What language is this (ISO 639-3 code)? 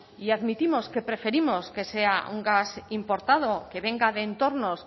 spa